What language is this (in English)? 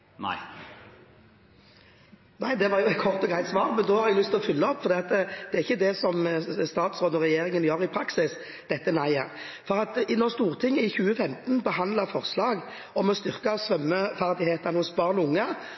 Norwegian